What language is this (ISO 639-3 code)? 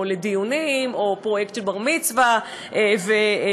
heb